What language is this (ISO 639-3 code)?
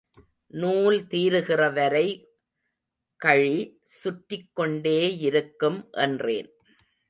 tam